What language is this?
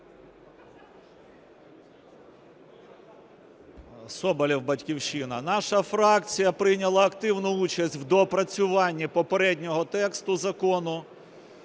Ukrainian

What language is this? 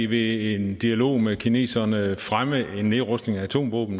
Danish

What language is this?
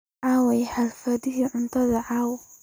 Somali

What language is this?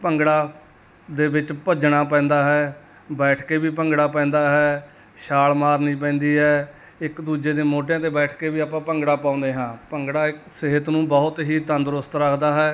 Punjabi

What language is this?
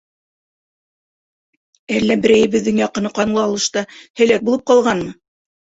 Bashkir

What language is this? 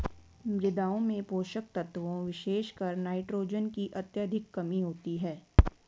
Hindi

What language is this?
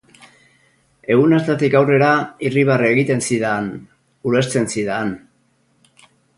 Basque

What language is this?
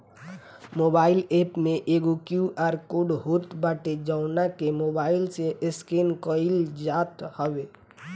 Bhojpuri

